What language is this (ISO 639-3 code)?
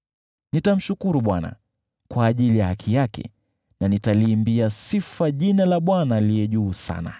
swa